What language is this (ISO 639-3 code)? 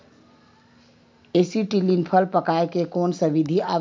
hne